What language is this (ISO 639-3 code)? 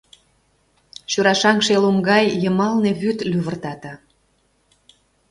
chm